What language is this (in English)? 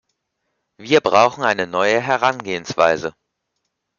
German